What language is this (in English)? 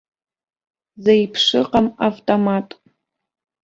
Abkhazian